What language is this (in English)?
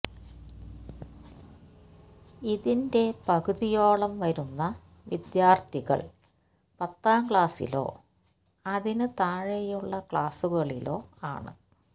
Malayalam